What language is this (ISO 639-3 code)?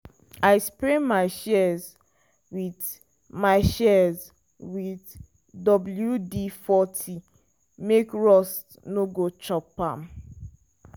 pcm